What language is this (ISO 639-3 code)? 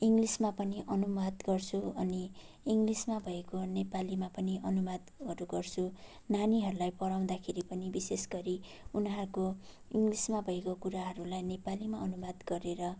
nep